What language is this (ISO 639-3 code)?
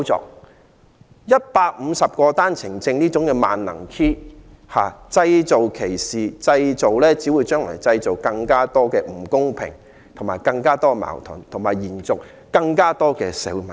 yue